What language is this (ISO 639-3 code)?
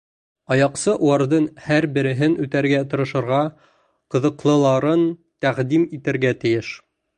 bak